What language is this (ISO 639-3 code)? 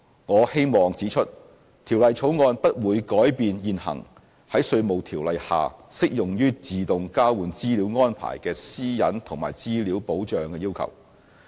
yue